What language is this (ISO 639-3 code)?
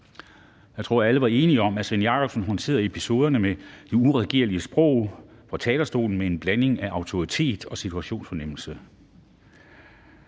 dan